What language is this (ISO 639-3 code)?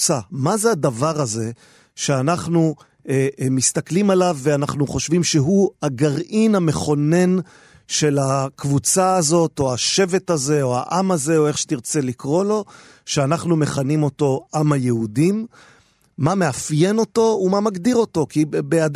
heb